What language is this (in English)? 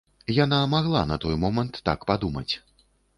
Belarusian